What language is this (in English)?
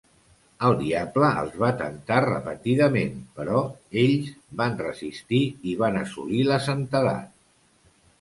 Catalan